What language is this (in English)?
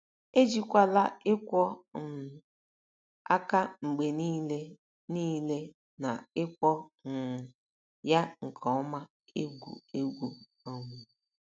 Igbo